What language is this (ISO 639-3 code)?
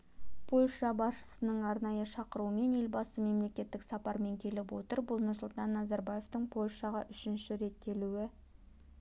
kaz